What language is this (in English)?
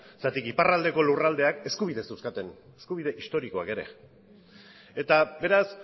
Basque